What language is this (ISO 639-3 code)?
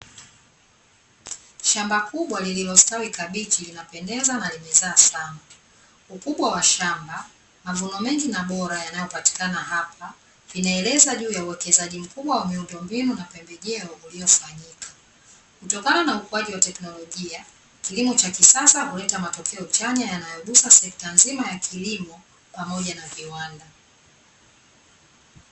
swa